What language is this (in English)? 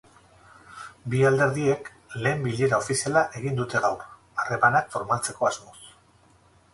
Basque